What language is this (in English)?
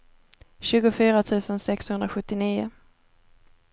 Swedish